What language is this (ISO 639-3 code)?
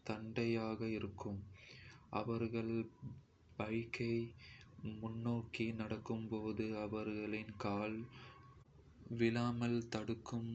kfe